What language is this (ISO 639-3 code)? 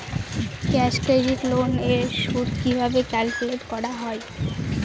ben